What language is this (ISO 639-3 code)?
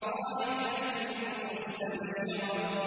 ara